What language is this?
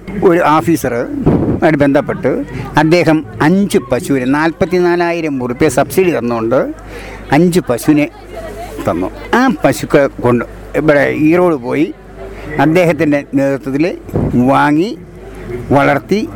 Malayalam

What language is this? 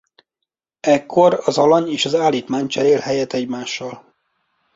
Hungarian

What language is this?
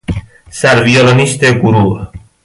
Persian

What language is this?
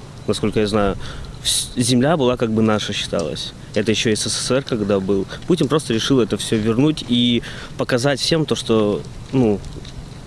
Russian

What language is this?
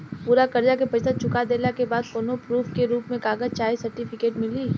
Bhojpuri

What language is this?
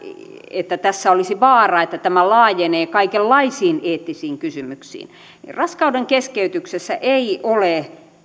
Finnish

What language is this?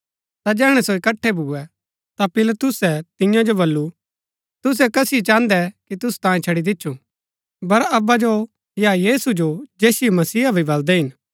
Gaddi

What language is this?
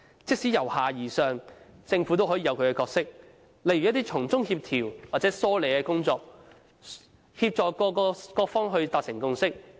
Cantonese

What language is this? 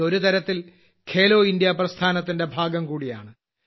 Malayalam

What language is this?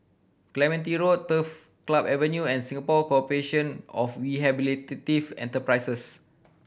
English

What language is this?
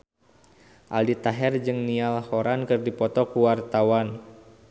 Sundanese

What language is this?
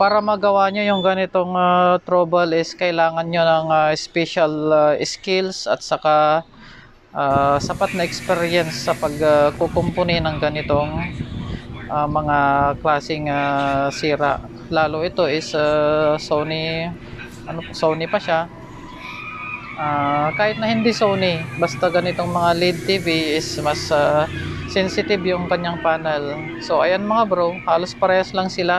Filipino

